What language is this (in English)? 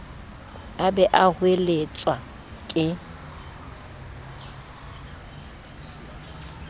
Southern Sotho